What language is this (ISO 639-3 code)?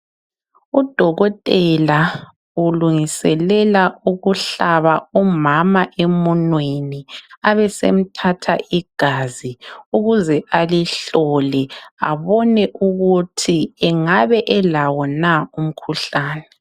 nde